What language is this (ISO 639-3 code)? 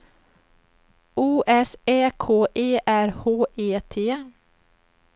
swe